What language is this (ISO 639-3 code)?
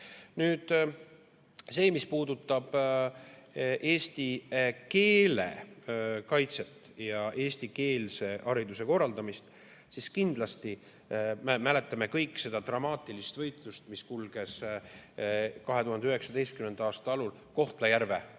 est